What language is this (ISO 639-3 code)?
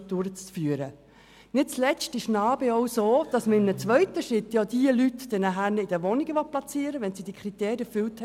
gsw